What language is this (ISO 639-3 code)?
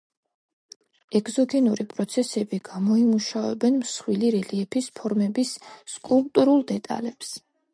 kat